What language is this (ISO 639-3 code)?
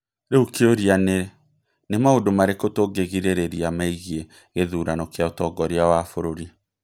kik